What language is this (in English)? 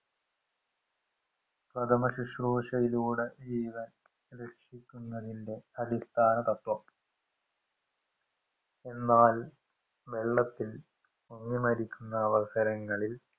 Malayalam